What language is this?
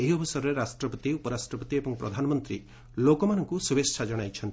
Odia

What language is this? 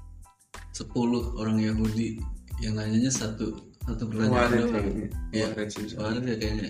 Indonesian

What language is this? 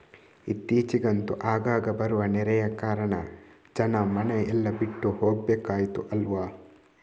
Kannada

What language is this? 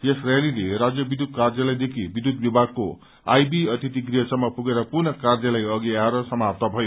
Nepali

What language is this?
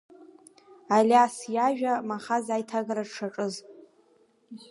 Abkhazian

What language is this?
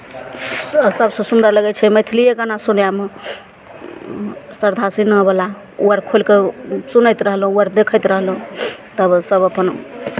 Maithili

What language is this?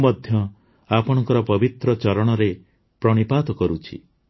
Odia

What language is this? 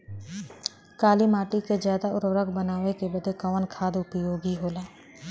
Bhojpuri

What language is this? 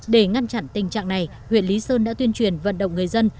Vietnamese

